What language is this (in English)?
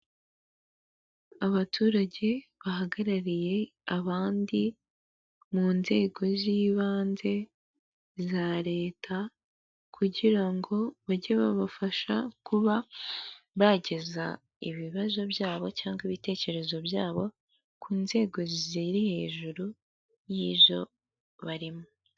Kinyarwanda